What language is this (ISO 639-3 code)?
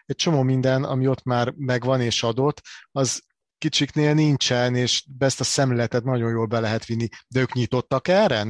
hun